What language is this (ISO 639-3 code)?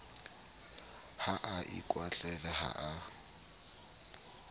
sot